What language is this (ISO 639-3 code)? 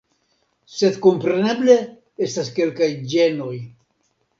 epo